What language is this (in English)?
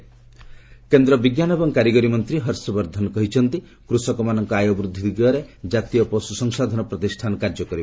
Odia